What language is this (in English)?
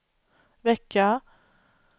Swedish